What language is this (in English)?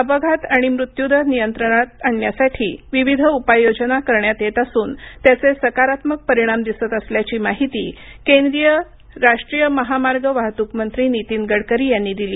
Marathi